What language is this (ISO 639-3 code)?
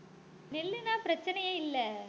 tam